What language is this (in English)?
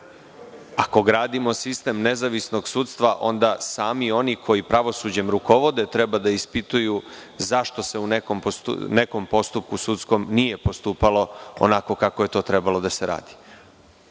Serbian